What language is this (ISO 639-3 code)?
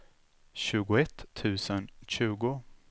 swe